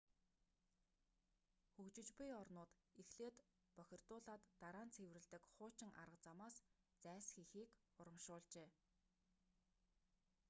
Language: Mongolian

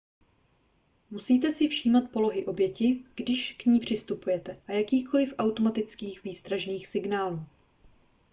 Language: Czech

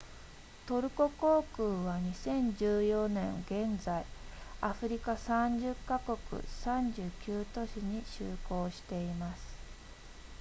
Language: Japanese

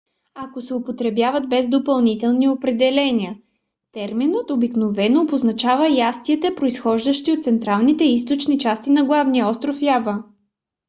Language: Bulgarian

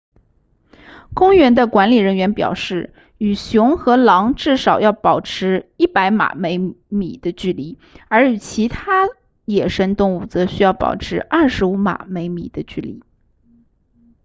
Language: Chinese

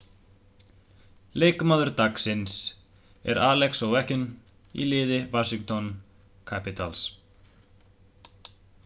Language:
Icelandic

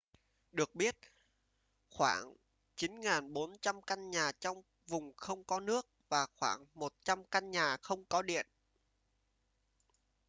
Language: Vietnamese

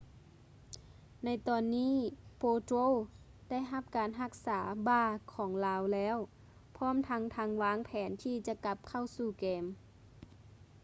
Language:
Lao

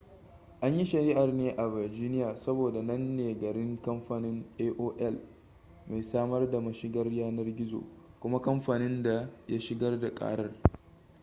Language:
Hausa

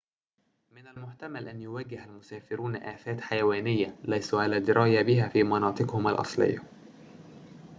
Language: Arabic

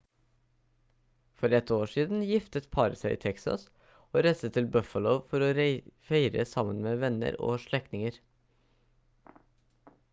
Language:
Norwegian Bokmål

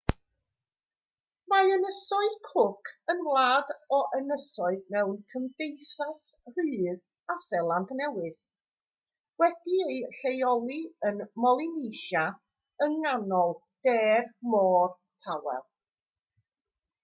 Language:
Welsh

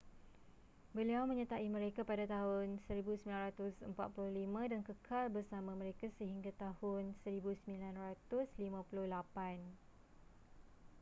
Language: Malay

